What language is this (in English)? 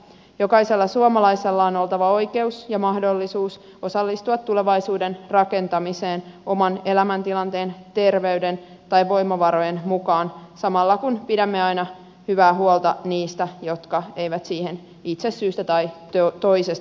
Finnish